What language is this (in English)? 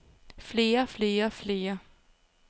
Danish